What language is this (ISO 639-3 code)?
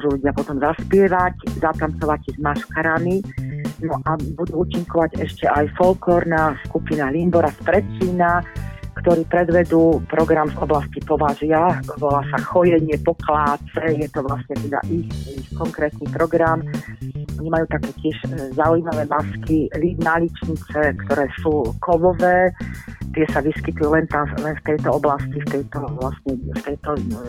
slk